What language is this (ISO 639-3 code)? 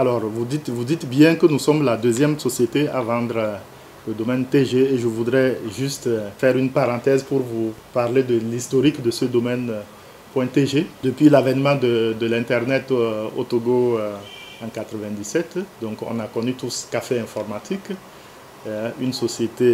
fra